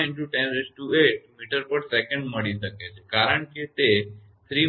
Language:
Gujarati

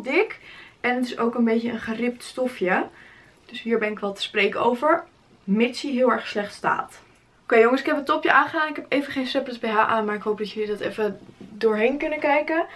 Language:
Dutch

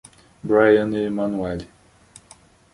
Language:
Portuguese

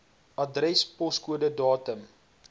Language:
Afrikaans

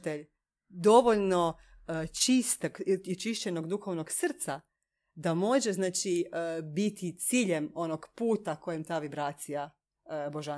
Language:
Croatian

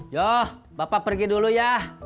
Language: Indonesian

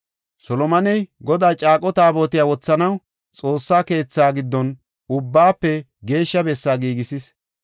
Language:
Gofa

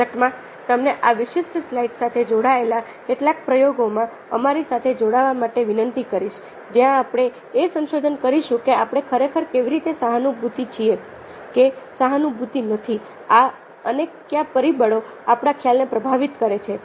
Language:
Gujarati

